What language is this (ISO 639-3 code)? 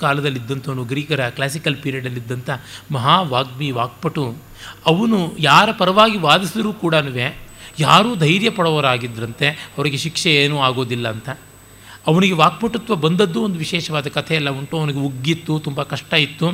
kan